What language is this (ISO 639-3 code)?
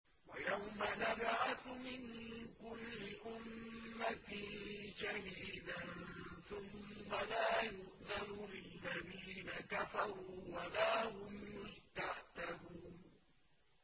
ara